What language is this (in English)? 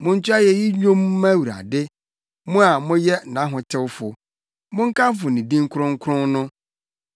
Akan